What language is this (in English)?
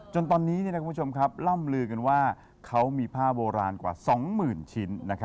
Thai